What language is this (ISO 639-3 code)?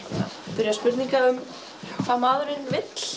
isl